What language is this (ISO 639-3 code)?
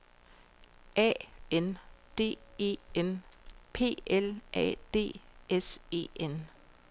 dan